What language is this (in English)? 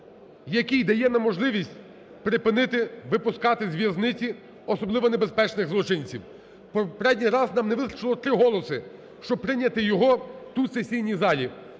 Ukrainian